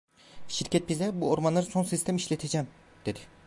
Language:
Turkish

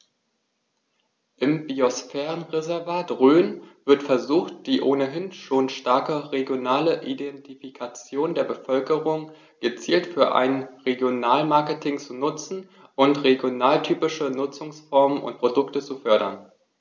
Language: German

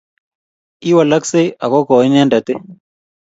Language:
Kalenjin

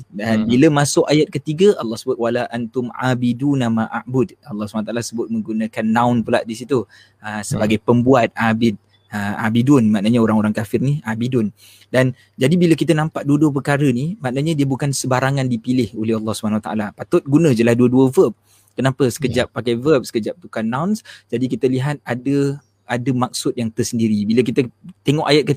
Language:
Malay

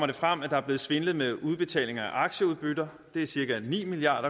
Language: Danish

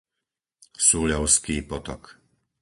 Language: Slovak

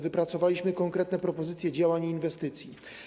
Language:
Polish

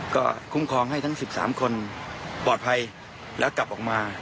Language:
Thai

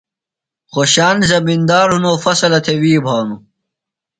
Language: Phalura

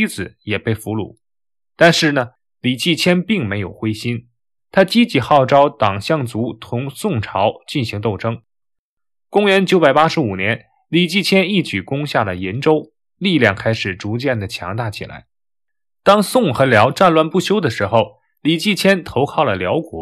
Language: Chinese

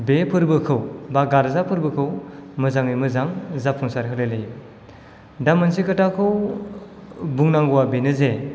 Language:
Bodo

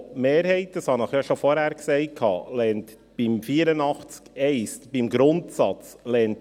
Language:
Swiss German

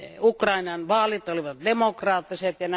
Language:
Finnish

